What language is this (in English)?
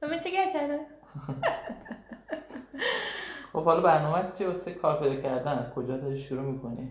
Persian